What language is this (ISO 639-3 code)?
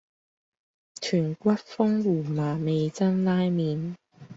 yue